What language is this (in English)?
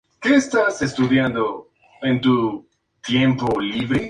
Spanish